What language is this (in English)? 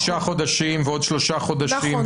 Hebrew